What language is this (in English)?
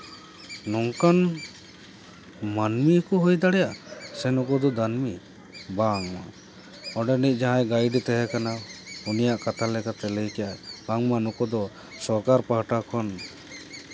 Santali